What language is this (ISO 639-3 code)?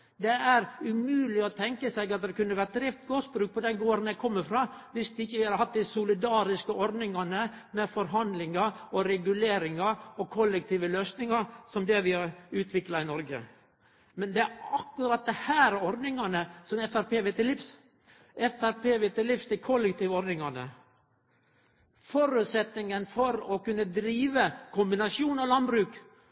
nno